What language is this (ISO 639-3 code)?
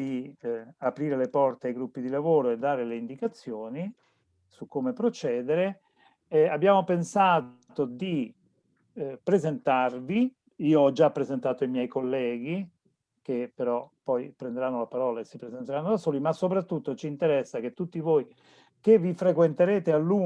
ita